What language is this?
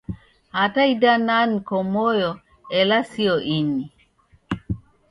Taita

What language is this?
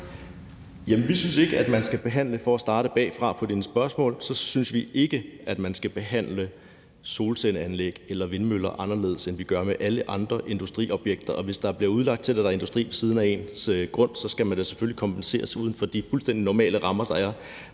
Danish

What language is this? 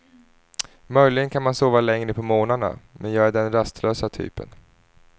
Swedish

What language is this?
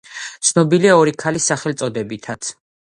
Georgian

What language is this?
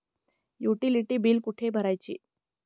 Marathi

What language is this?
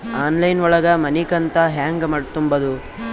Kannada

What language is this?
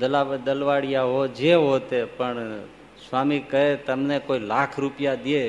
Gujarati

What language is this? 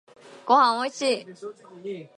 Japanese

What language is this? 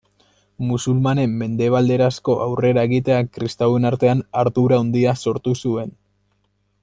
Basque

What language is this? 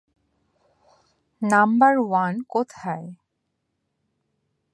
Bangla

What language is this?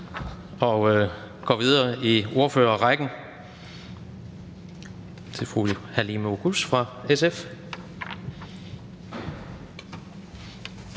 Danish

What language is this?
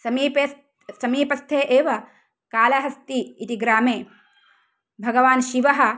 Sanskrit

